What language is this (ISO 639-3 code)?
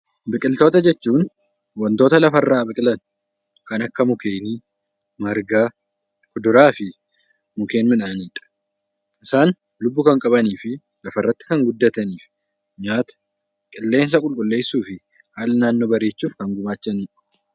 orm